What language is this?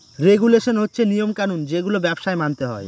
Bangla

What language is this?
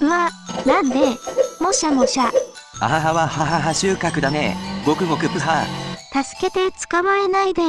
Japanese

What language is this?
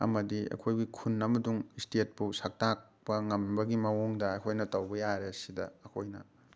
Manipuri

